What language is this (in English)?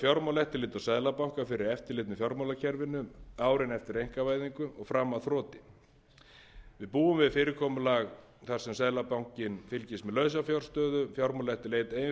Icelandic